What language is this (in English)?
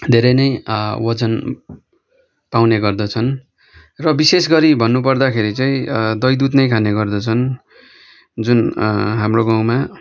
Nepali